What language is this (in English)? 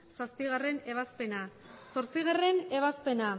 Basque